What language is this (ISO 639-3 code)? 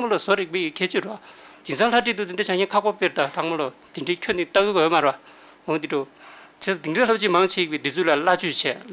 kor